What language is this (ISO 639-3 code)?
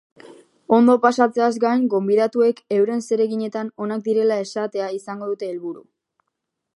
eus